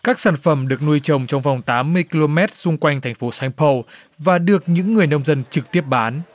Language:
Vietnamese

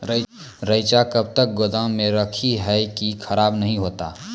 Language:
Maithili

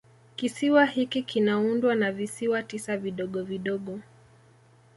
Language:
Swahili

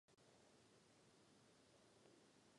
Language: Czech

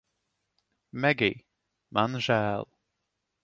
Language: Latvian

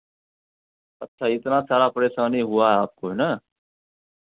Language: Hindi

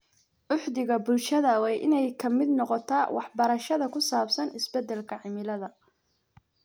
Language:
Somali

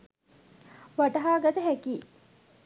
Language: Sinhala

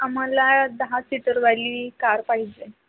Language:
Marathi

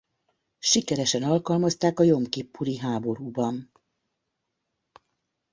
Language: Hungarian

